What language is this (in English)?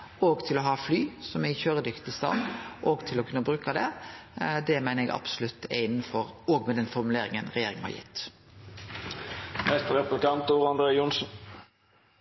Norwegian Nynorsk